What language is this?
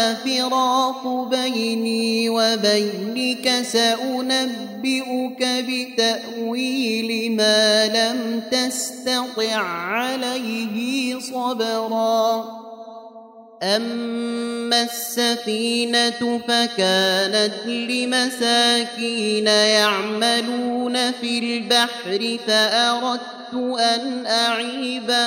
Arabic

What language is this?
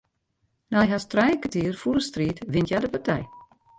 Western Frisian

